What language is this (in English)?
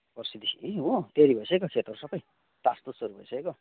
Nepali